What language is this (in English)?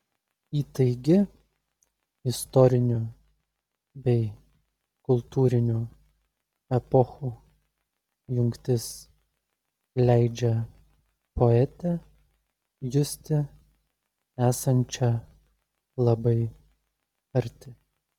Lithuanian